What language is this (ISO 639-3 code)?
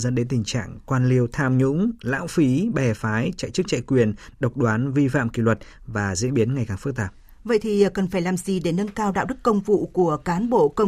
vie